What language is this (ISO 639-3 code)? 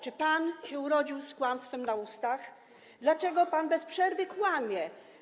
pol